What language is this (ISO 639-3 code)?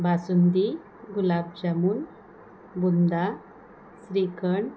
mar